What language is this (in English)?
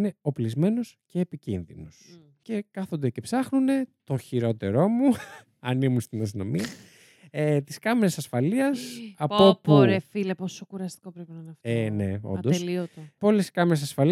Greek